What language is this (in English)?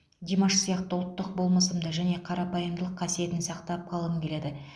Kazakh